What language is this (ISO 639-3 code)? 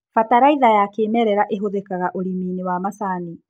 kik